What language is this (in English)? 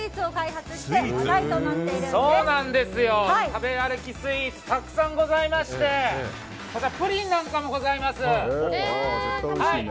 Japanese